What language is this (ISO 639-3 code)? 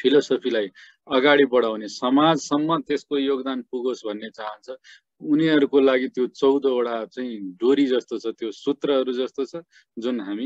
hin